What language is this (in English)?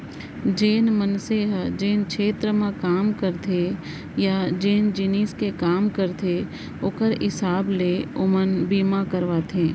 Chhattisgarhi